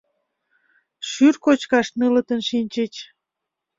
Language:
Mari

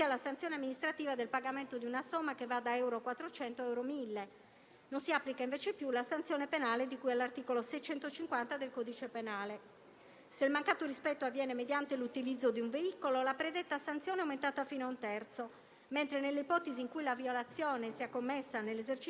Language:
Italian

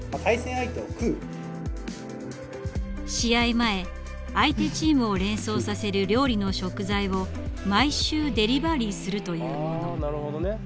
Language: Japanese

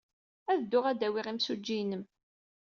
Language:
Kabyle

